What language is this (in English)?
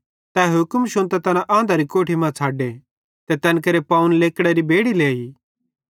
Bhadrawahi